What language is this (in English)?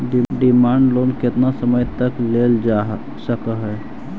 Magahi